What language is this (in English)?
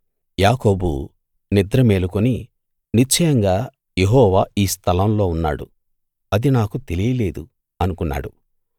Telugu